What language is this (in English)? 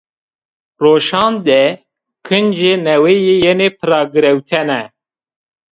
Zaza